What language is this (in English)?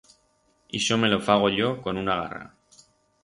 Aragonese